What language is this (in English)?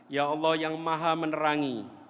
Indonesian